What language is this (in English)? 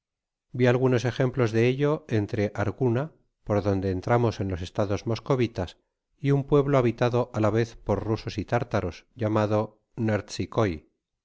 Spanish